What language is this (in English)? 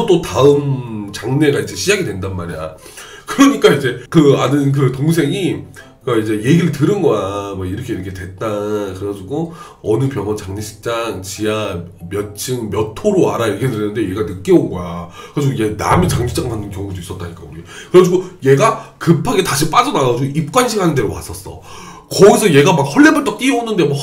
Korean